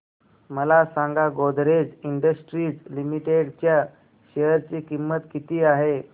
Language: Marathi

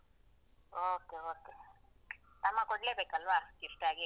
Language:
Kannada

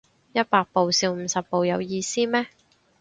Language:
Cantonese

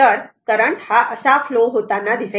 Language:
Marathi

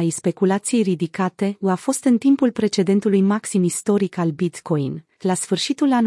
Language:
Romanian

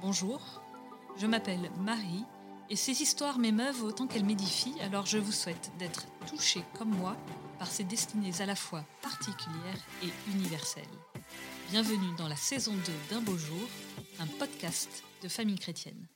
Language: French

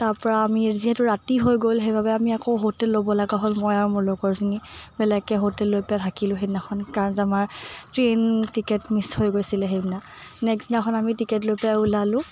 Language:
Assamese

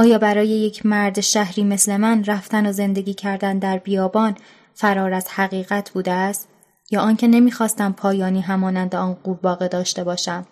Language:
Persian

